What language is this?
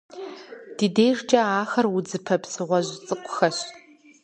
Kabardian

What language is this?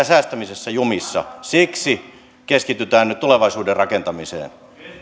Finnish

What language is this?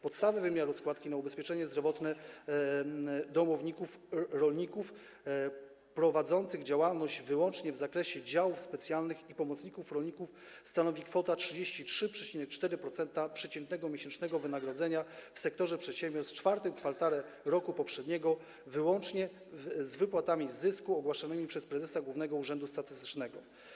Polish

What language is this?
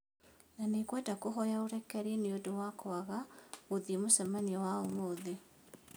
Kikuyu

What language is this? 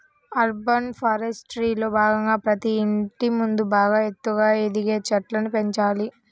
Telugu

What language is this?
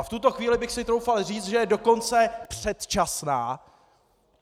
Czech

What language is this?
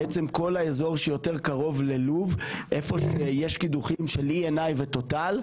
Hebrew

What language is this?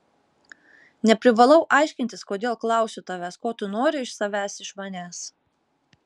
Lithuanian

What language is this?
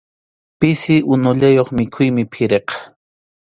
Arequipa-La Unión Quechua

